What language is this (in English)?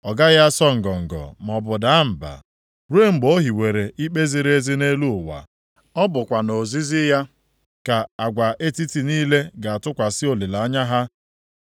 Igbo